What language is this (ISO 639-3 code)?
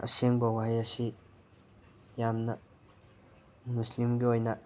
mni